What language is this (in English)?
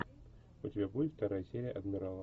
Russian